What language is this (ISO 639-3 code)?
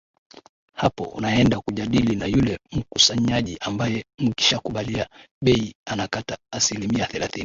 swa